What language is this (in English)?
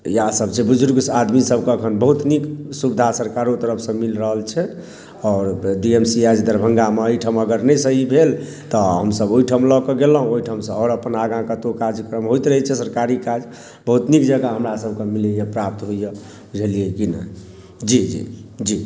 Maithili